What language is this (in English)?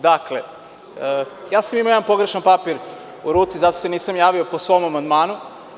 Serbian